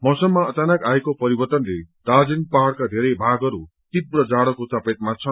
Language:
Nepali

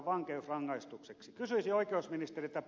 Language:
Finnish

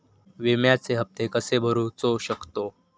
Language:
Marathi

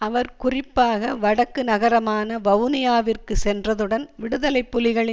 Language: Tamil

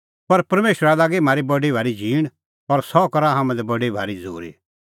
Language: Kullu Pahari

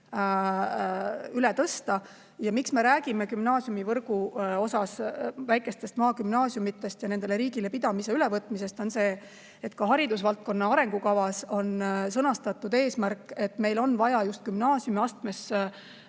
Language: Estonian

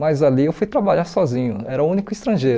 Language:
Portuguese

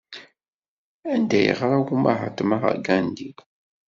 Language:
Kabyle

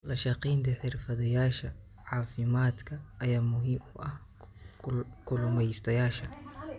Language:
Somali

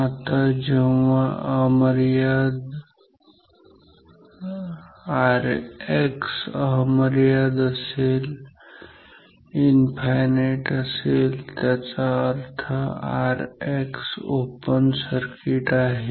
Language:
Marathi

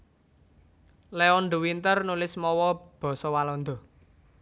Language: Javanese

